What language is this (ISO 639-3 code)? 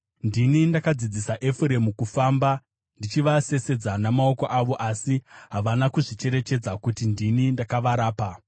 sna